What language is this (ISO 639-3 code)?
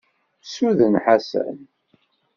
kab